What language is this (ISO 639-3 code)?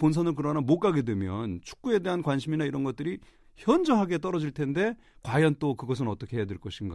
kor